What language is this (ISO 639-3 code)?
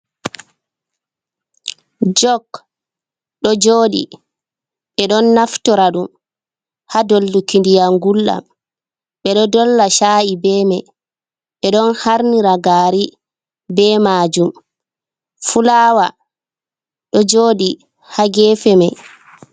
ful